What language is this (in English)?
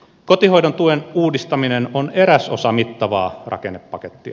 Finnish